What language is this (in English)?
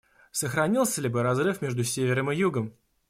Russian